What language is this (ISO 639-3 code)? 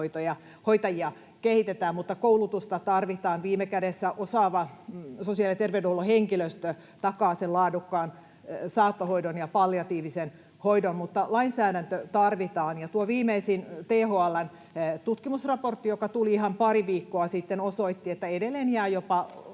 fin